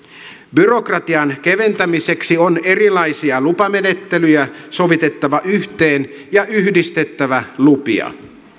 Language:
Finnish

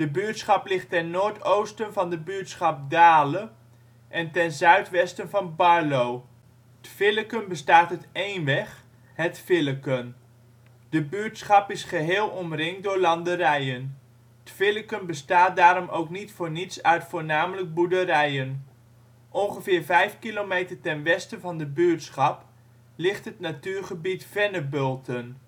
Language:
Dutch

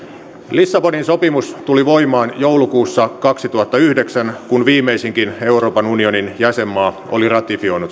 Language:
Finnish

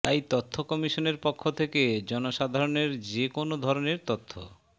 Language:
Bangla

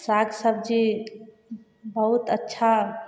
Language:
Maithili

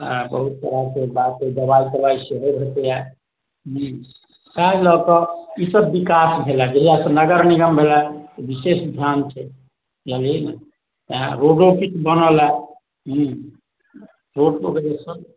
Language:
Maithili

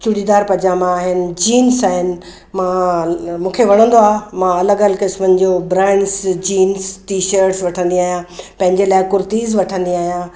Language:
Sindhi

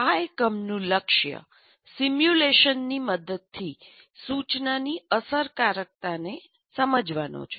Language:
Gujarati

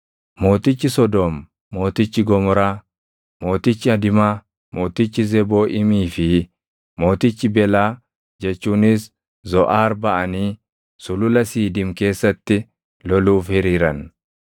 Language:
Oromo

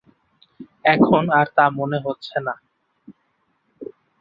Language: Bangla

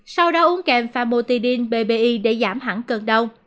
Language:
Vietnamese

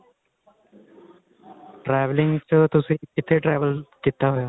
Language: Punjabi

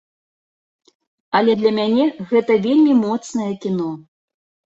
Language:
Belarusian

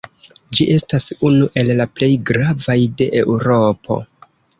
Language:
Esperanto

